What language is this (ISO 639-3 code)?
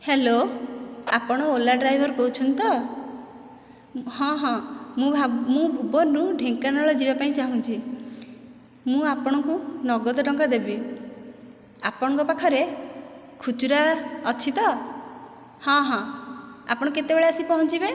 ori